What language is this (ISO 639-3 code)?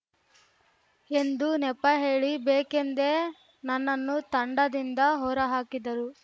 kan